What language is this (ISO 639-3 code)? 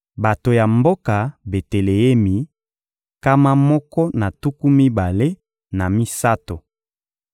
lin